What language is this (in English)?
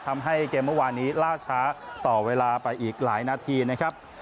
Thai